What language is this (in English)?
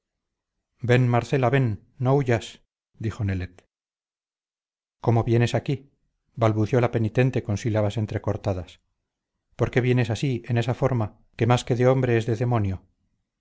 Spanish